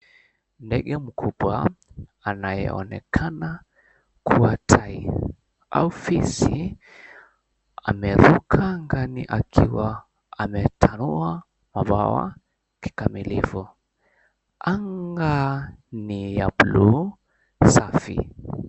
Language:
Swahili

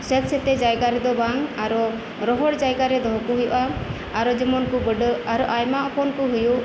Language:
Santali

